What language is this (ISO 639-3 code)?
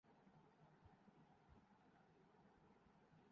urd